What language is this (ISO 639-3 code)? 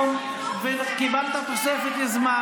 heb